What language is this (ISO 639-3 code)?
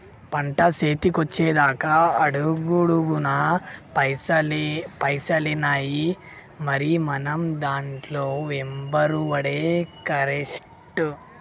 tel